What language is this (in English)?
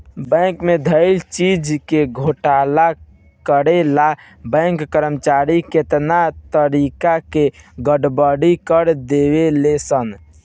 Bhojpuri